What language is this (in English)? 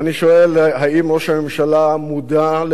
Hebrew